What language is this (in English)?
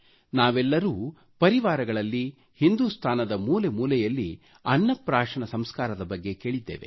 Kannada